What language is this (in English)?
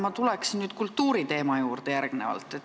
Estonian